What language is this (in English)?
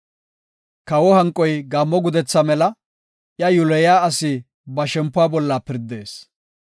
Gofa